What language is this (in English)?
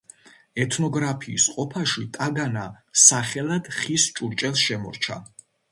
Georgian